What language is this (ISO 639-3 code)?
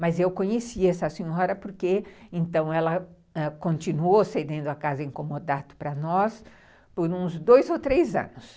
por